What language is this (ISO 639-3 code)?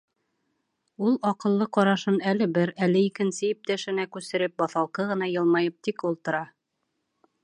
bak